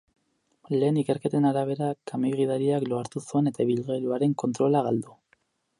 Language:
Basque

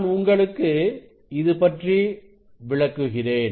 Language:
Tamil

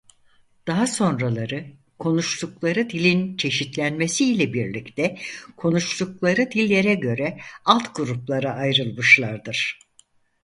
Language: Turkish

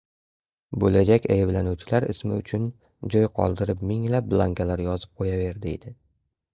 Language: Uzbek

